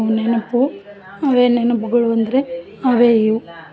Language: Kannada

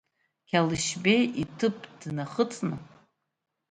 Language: Abkhazian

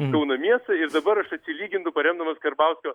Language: Lithuanian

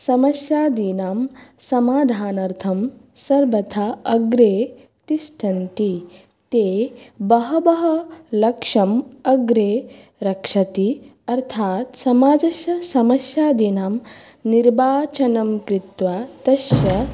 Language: Sanskrit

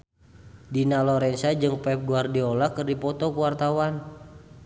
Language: Sundanese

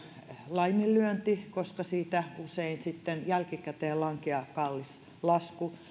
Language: Finnish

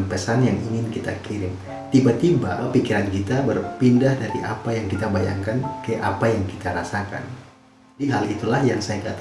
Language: Indonesian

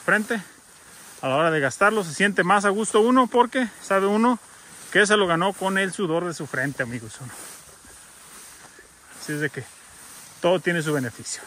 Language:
Spanish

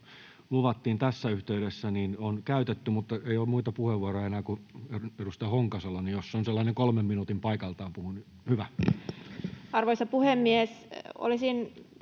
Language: Finnish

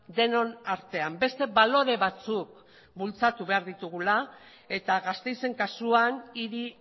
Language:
Basque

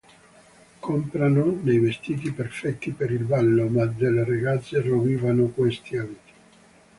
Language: Italian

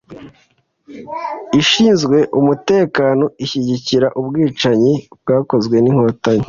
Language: Kinyarwanda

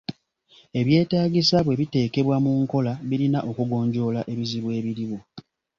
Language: Ganda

